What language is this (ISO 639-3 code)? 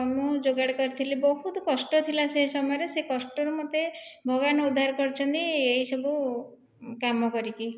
ori